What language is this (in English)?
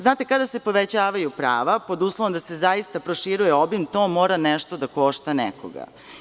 Serbian